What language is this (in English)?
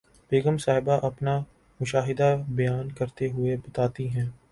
Urdu